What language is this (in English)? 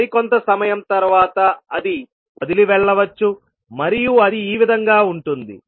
Telugu